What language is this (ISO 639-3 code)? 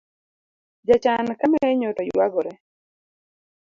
luo